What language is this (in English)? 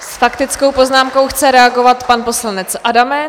Czech